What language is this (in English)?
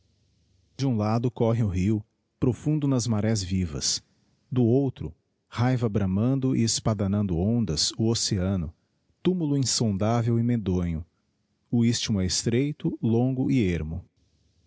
Portuguese